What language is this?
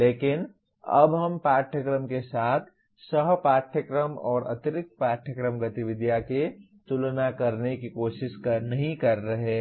Hindi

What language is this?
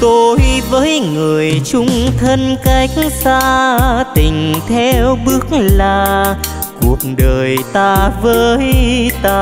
Vietnamese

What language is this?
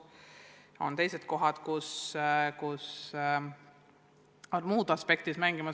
Estonian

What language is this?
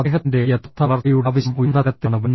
Malayalam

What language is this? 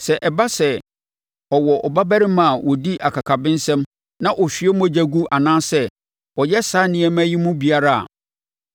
Akan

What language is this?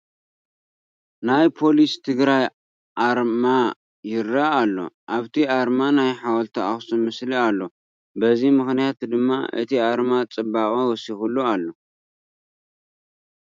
Tigrinya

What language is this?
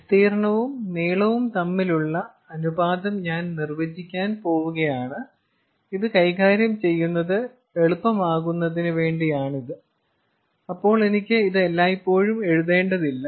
Malayalam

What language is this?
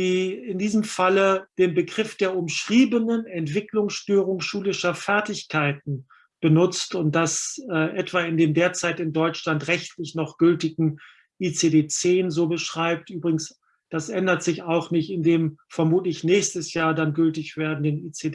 German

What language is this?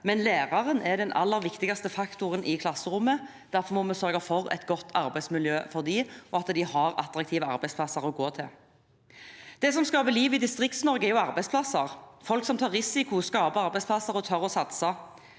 Norwegian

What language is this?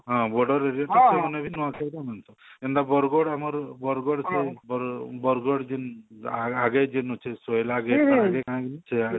Odia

